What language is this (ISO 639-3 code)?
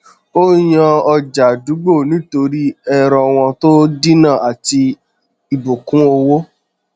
yor